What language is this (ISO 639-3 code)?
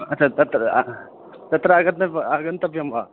san